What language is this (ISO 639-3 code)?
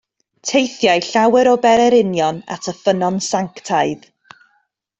cym